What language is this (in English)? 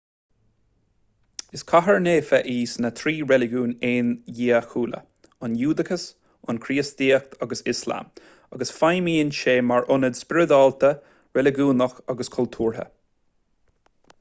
Irish